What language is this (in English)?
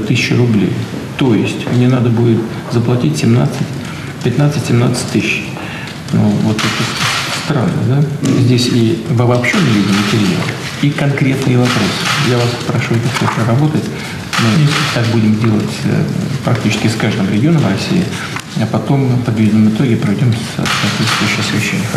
Russian